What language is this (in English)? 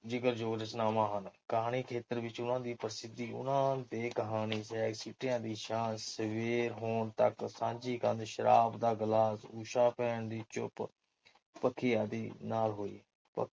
Punjabi